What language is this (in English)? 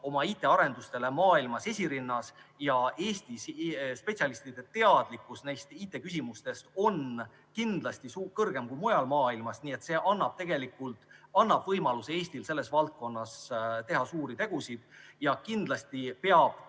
Estonian